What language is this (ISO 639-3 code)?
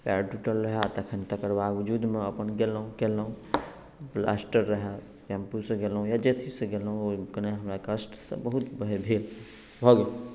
mai